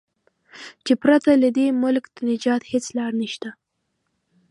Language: Pashto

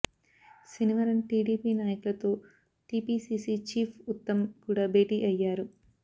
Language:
Telugu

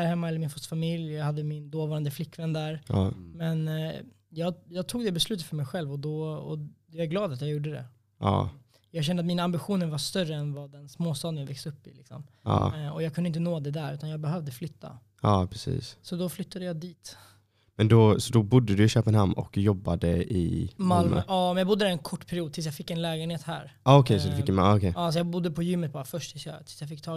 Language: Swedish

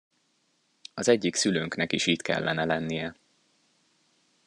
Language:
Hungarian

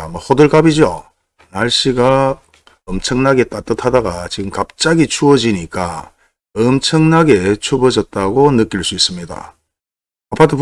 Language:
Korean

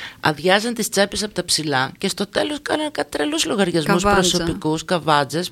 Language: Greek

